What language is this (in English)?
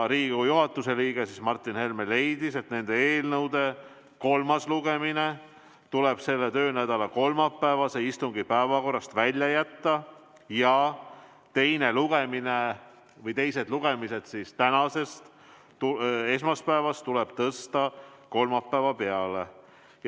Estonian